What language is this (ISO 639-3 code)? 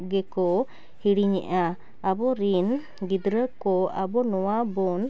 sat